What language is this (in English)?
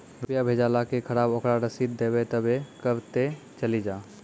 Maithili